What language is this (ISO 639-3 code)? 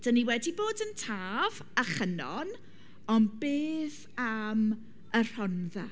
cym